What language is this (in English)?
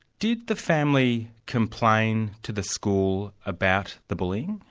English